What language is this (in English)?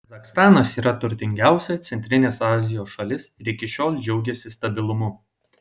Lithuanian